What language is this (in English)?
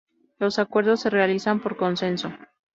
Spanish